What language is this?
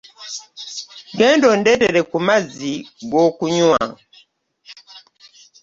Ganda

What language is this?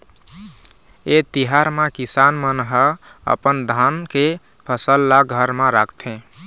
Chhattisgarhi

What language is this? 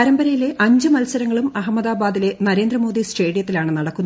Malayalam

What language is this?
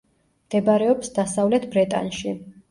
Georgian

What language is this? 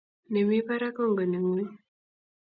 Kalenjin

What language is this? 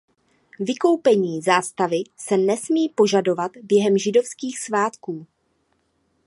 Czech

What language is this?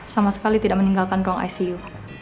Indonesian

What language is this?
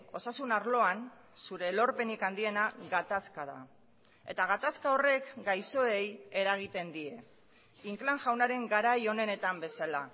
Basque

